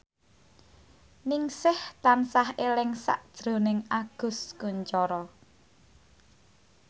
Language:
Javanese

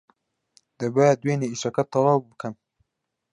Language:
Central Kurdish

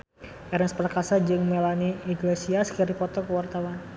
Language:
Sundanese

